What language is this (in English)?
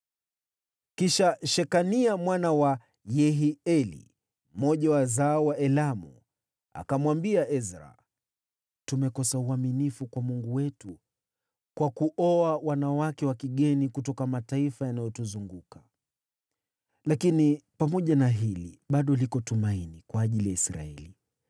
Swahili